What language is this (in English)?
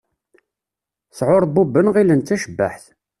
Kabyle